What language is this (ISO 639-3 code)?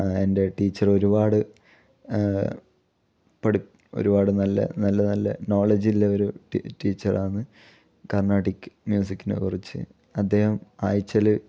mal